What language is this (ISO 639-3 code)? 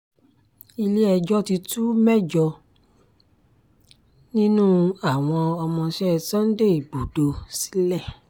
yor